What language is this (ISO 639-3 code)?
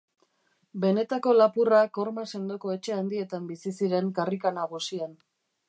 eus